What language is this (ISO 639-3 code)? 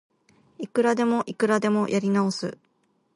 jpn